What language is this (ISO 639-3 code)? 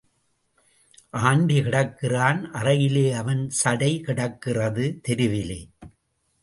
tam